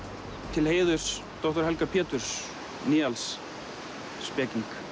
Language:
Icelandic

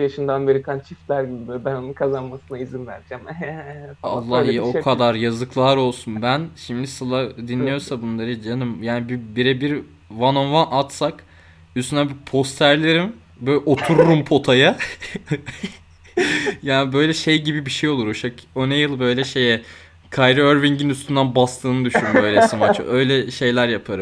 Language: Turkish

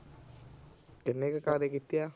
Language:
Punjabi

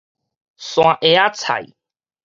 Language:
Min Nan Chinese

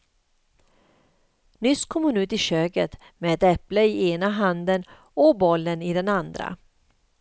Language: Swedish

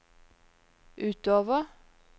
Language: Norwegian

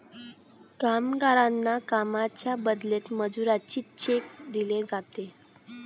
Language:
Marathi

